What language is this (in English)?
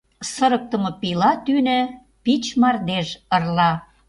Mari